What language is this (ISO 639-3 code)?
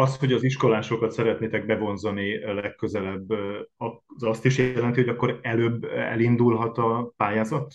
hun